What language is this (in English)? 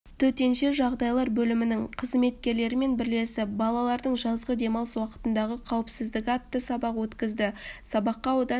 Kazakh